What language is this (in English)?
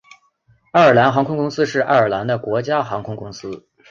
Chinese